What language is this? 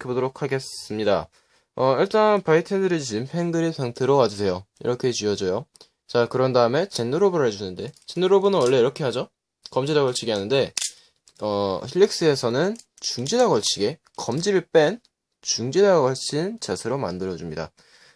Korean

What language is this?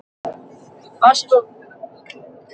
Icelandic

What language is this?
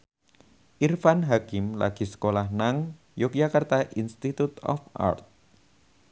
Javanese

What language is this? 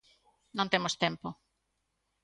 Galician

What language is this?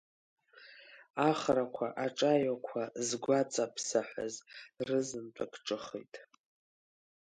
Abkhazian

